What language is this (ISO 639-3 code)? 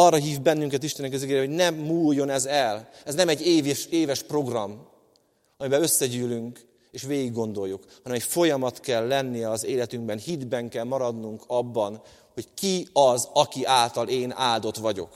hun